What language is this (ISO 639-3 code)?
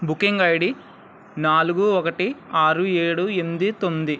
tel